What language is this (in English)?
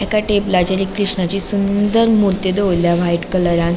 Konkani